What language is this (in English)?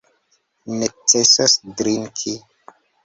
Esperanto